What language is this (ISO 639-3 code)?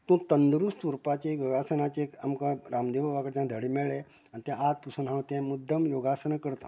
kok